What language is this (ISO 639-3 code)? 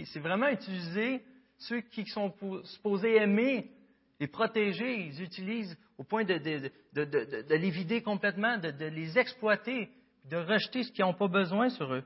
fra